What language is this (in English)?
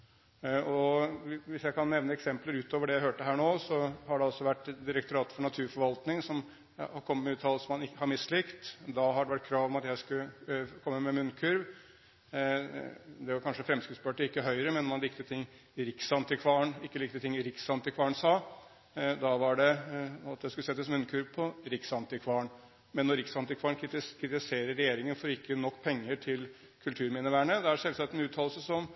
Norwegian Bokmål